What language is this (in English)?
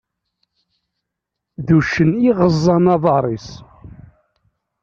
Kabyle